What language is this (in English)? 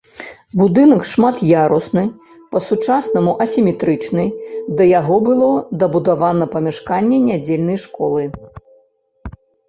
Belarusian